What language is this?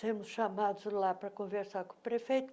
Portuguese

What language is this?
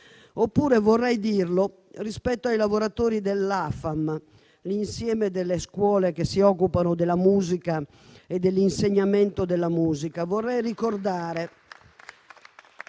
Italian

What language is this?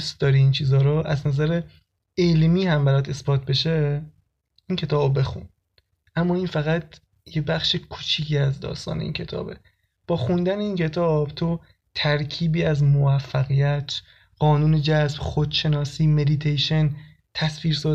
Persian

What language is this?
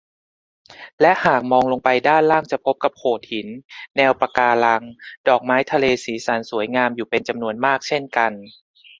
Thai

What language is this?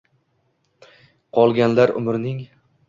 Uzbek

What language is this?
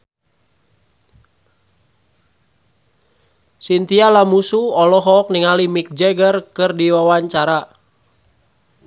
Sundanese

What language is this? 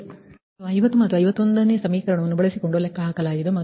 Kannada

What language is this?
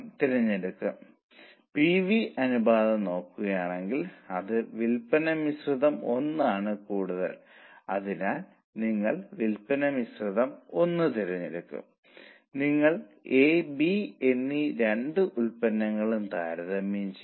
Malayalam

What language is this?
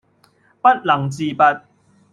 Cantonese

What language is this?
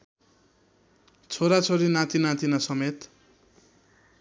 Nepali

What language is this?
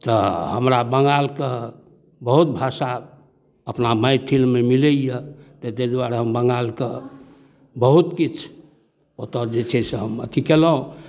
Maithili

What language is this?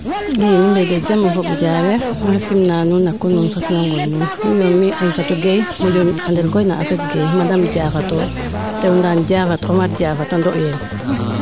Serer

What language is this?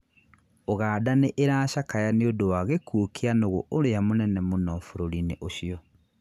Kikuyu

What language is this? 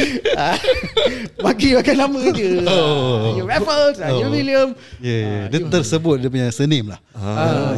Malay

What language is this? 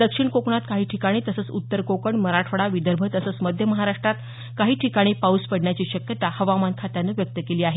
Marathi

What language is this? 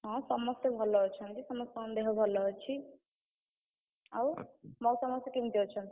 Odia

